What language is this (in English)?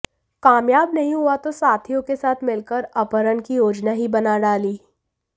Hindi